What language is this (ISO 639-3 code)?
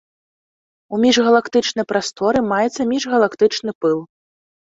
bel